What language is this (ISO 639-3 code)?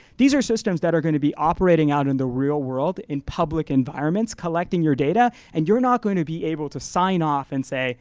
eng